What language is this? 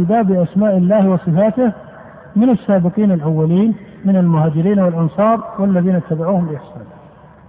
Arabic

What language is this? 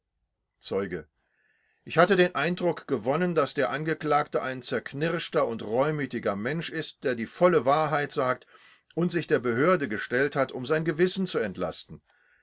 German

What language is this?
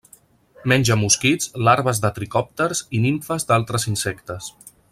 Catalan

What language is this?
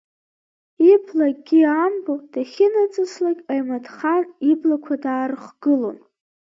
Abkhazian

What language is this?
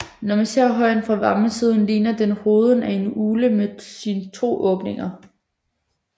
Danish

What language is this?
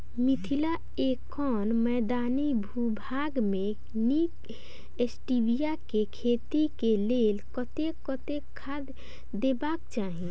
Maithili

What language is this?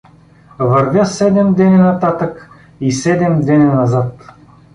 Bulgarian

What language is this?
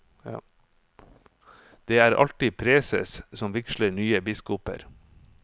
Norwegian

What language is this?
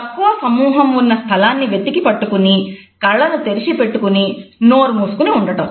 Telugu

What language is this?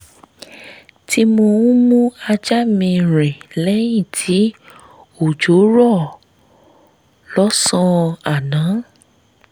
Yoruba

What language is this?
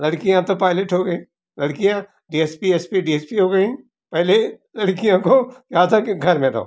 Hindi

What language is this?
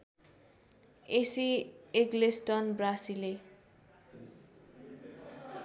Nepali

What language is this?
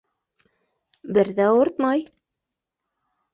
Bashkir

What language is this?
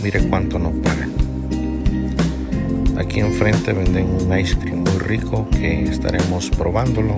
Spanish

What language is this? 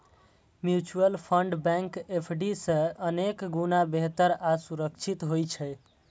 Maithili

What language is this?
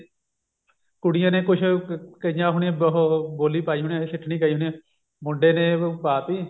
Punjabi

